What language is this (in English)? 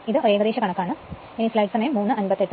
Malayalam